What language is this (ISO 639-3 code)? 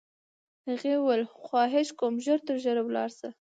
pus